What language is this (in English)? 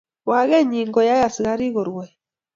Kalenjin